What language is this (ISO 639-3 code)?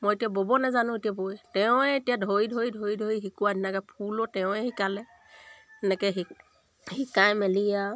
asm